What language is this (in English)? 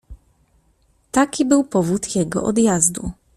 Polish